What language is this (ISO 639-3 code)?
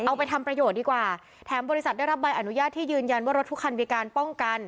tha